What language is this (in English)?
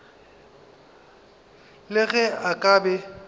Northern Sotho